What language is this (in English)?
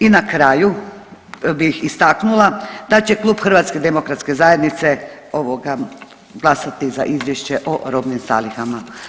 Croatian